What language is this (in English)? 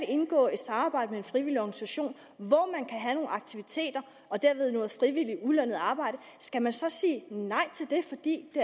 Danish